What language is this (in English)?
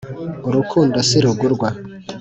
Kinyarwanda